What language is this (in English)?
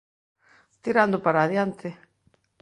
Galician